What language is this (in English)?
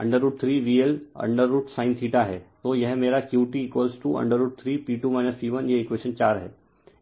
Hindi